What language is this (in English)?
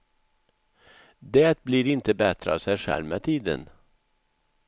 Swedish